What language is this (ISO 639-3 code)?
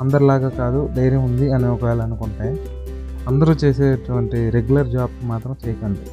tel